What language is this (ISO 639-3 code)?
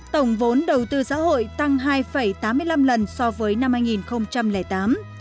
vie